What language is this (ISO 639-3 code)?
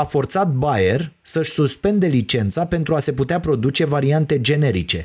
ron